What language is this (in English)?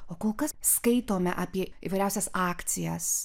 Lithuanian